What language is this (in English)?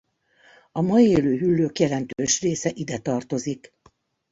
Hungarian